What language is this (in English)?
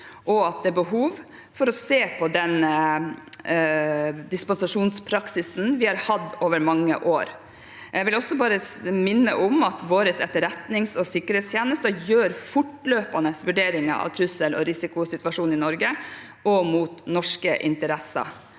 Norwegian